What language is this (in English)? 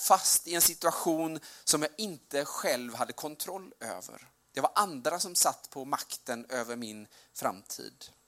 Swedish